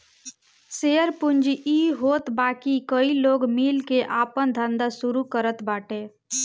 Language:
Bhojpuri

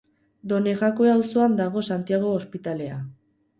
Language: Basque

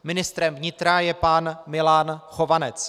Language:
Czech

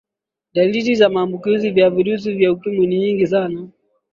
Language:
Swahili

